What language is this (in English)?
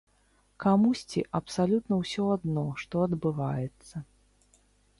Belarusian